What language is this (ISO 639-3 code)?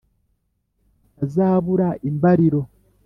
kin